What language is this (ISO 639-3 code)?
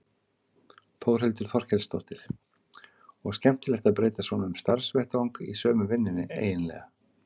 isl